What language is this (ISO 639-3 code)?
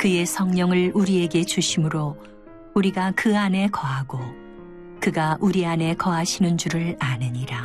kor